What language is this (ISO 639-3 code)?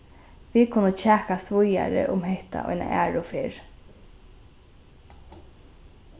fao